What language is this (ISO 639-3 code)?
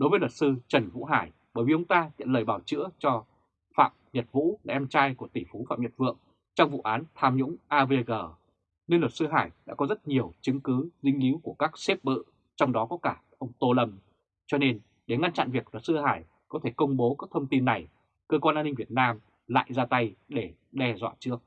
vie